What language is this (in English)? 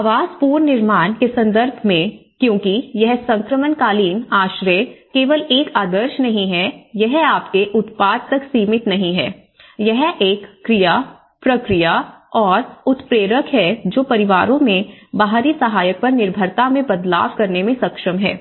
Hindi